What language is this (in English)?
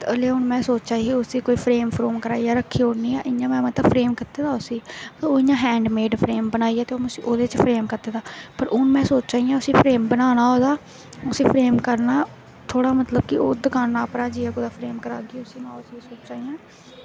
Dogri